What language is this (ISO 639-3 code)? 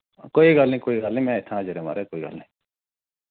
doi